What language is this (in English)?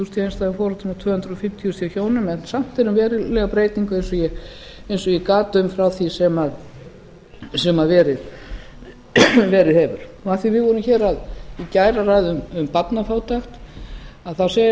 Icelandic